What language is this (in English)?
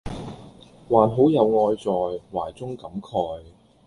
Cantonese